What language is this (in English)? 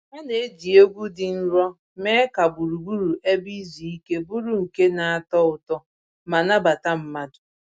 Igbo